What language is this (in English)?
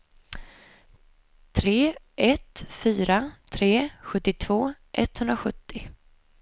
Swedish